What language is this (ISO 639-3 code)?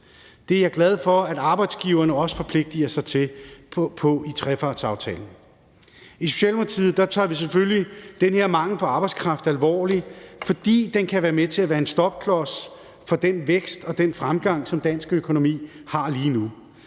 dan